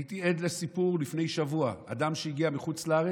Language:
Hebrew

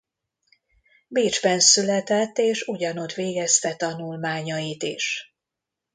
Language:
Hungarian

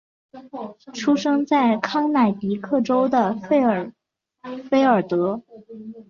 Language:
Chinese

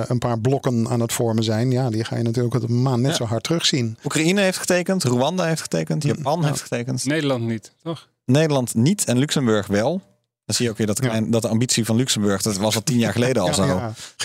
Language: Dutch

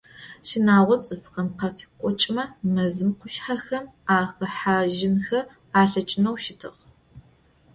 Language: Adyghe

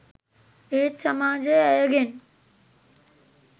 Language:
Sinhala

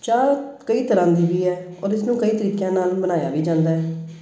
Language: Punjabi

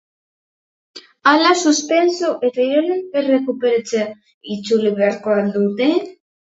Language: Basque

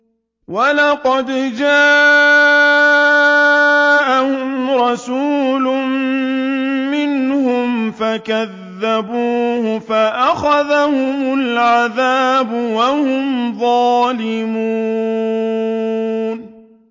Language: Arabic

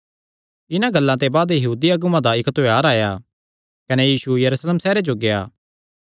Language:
Kangri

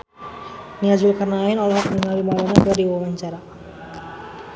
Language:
Sundanese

